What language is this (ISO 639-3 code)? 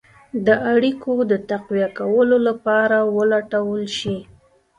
pus